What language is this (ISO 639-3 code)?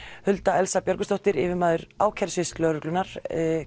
isl